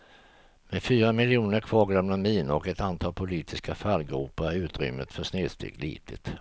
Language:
Swedish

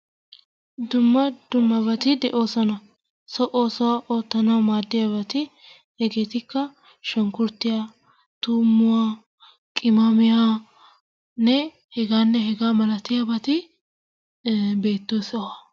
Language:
Wolaytta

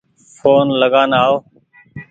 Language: Goaria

